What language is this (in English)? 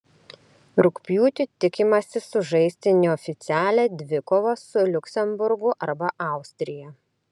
Lithuanian